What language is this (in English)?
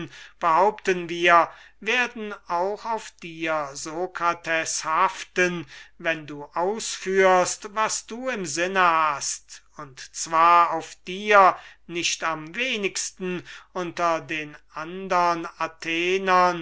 German